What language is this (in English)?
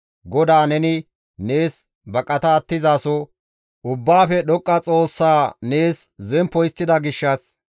Gamo